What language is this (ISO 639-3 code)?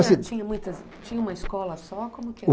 por